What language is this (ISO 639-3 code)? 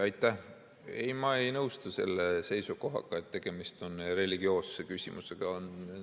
est